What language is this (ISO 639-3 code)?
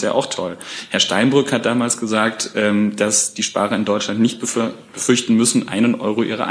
deu